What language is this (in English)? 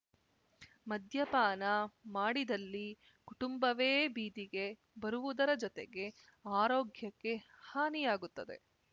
Kannada